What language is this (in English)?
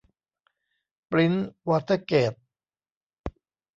Thai